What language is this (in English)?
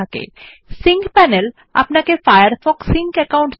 Bangla